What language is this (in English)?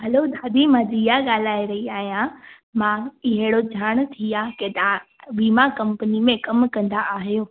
Sindhi